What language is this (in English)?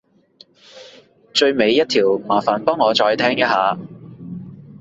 Cantonese